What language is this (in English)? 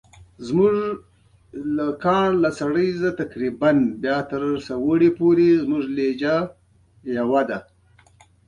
Pashto